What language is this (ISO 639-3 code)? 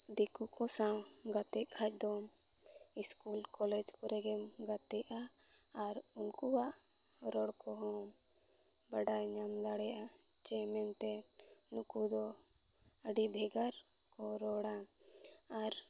sat